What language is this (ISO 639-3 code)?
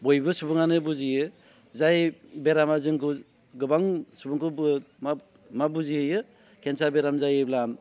brx